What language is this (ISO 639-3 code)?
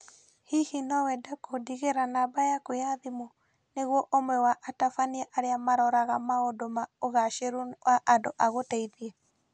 kik